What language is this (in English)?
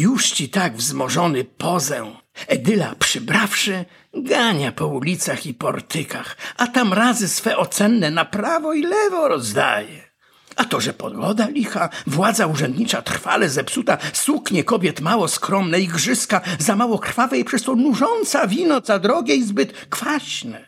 Polish